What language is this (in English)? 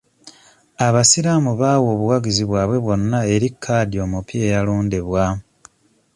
Ganda